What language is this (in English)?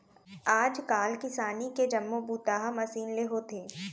Chhattisgarhi